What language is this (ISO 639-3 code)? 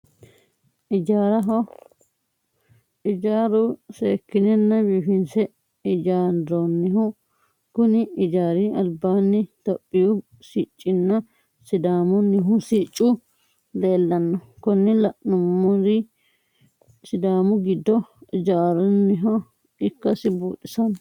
sid